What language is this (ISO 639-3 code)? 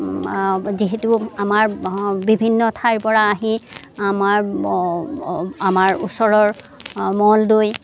asm